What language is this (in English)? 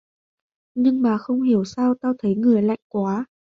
Vietnamese